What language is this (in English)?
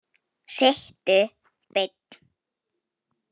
Icelandic